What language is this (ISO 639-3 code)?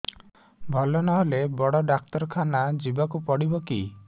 ori